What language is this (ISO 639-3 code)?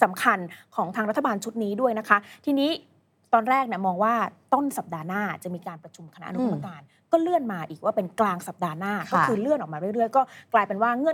tha